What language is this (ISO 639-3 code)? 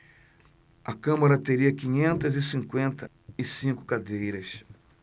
por